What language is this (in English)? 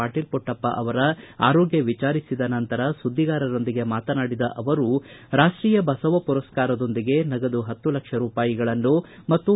Kannada